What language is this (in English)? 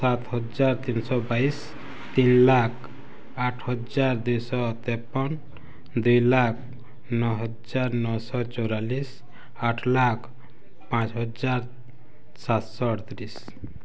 Odia